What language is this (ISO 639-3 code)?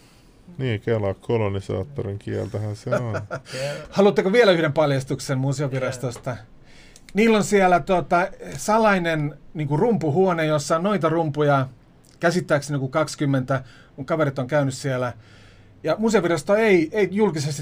fin